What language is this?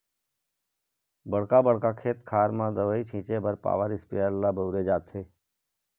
Chhattisgarhi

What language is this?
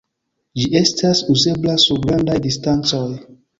Esperanto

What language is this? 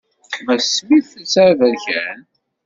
Kabyle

